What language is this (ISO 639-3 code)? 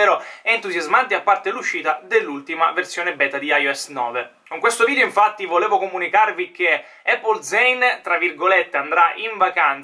ita